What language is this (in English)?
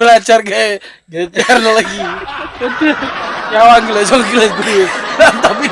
Indonesian